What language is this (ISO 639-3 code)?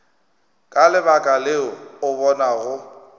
nso